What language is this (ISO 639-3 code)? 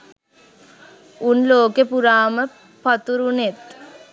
sin